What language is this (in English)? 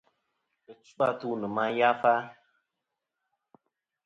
Kom